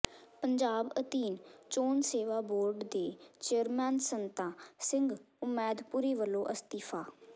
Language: Punjabi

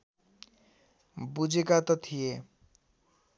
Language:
Nepali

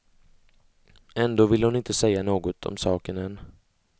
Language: Swedish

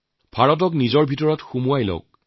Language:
Assamese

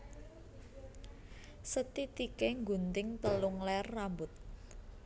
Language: Javanese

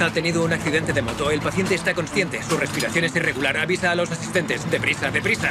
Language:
Spanish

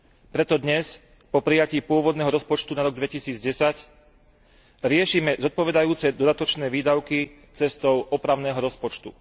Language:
Slovak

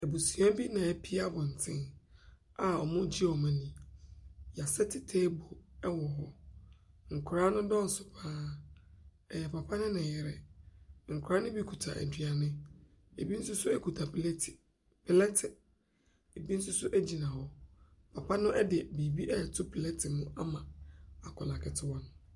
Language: Akan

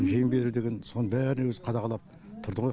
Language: Kazakh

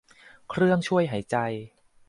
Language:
Thai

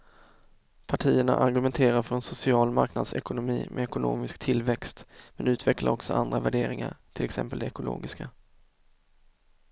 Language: Swedish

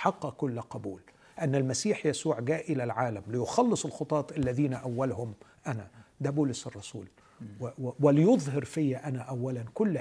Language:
Arabic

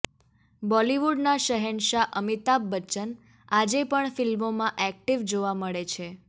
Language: Gujarati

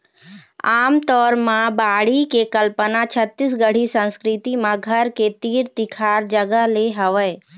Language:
Chhattisgarhi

